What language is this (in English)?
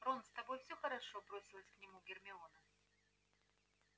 Russian